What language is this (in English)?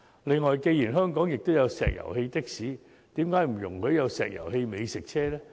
Cantonese